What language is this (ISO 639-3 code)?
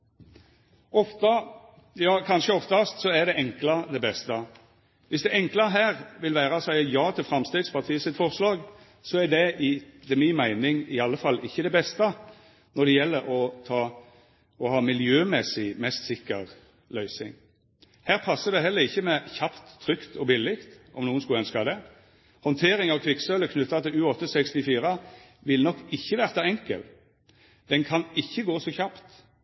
nno